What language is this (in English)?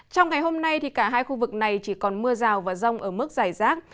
Vietnamese